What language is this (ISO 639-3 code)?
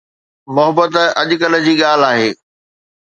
snd